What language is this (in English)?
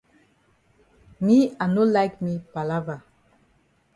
Cameroon Pidgin